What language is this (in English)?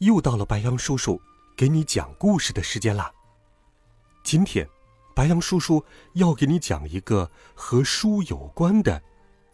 Chinese